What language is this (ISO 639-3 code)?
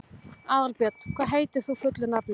isl